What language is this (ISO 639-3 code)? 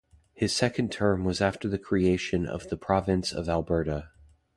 eng